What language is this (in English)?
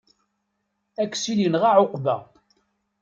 Kabyle